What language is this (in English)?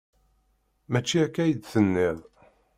Kabyle